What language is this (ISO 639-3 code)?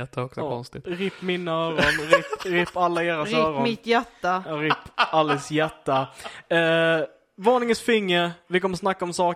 swe